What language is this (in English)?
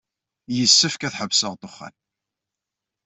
Kabyle